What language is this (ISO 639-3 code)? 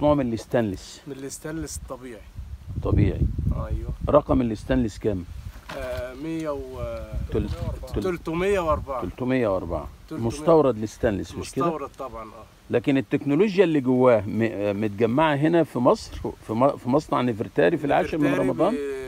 ara